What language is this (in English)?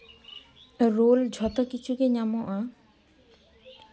Santali